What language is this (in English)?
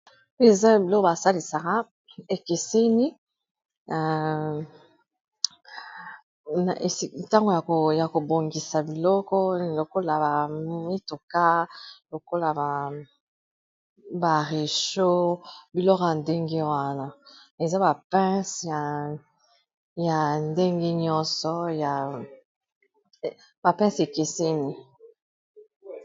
Lingala